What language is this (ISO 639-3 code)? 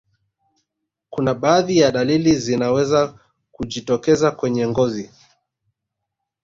swa